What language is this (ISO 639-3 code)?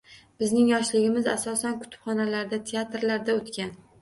uzb